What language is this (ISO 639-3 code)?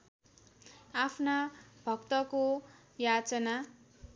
nep